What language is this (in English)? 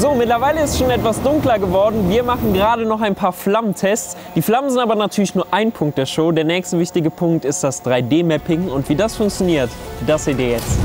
German